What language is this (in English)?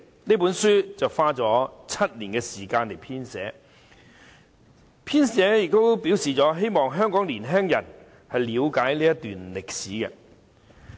Cantonese